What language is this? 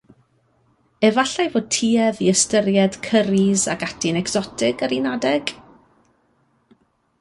Welsh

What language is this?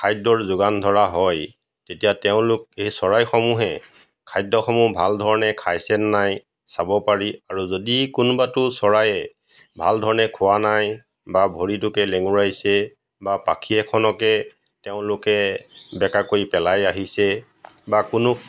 Assamese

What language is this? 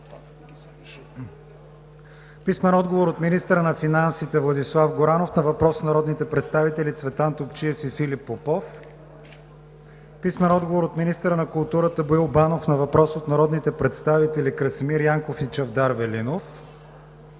Bulgarian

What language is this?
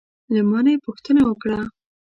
Pashto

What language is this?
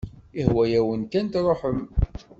Kabyle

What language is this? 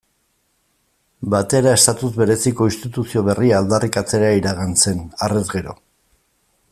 Basque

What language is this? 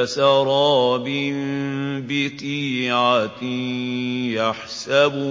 Arabic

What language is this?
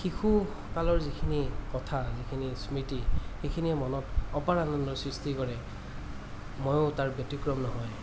Assamese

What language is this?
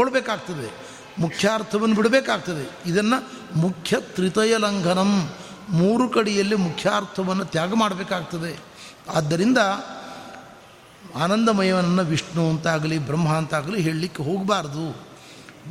Kannada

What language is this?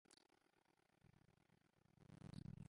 Western Frisian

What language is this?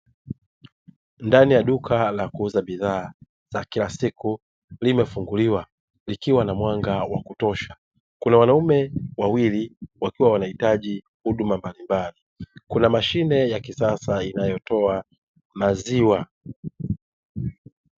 Swahili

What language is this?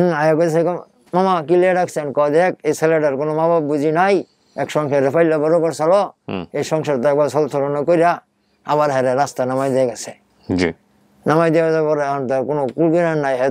Korean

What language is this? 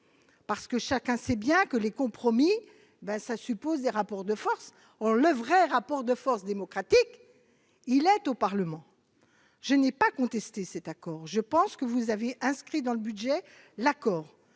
French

